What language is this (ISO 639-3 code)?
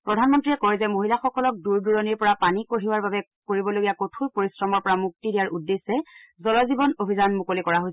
asm